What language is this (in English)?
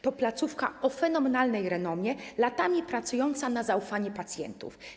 Polish